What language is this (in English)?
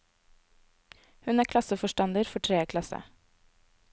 Norwegian